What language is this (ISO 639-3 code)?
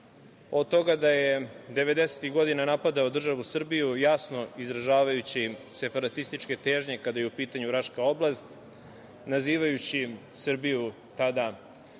srp